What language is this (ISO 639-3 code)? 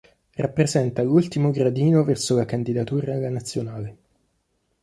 ita